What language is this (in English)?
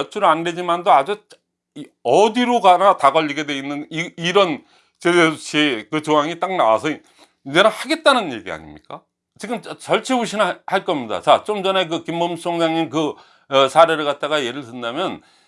Korean